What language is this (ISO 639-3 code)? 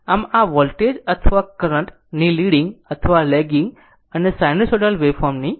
guj